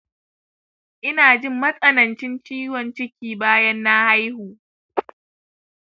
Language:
Hausa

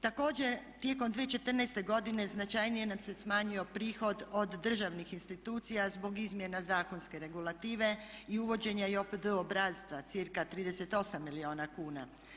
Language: Croatian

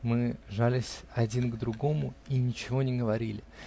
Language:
Russian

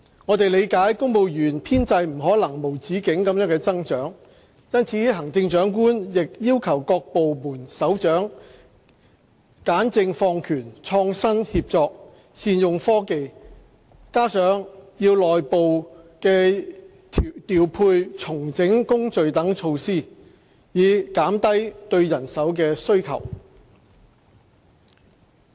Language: Cantonese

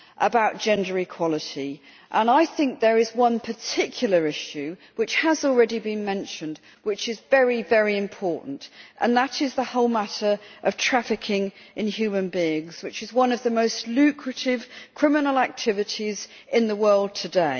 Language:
English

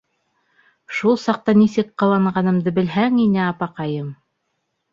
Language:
Bashkir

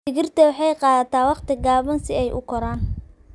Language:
Somali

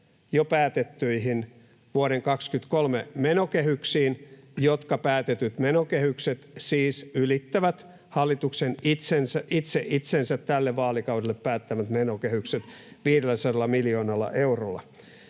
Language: Finnish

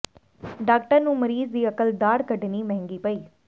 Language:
Punjabi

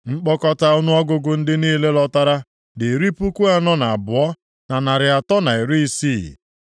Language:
Igbo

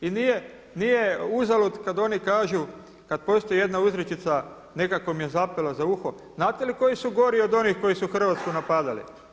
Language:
Croatian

